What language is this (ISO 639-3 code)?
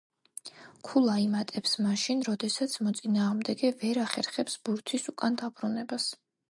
kat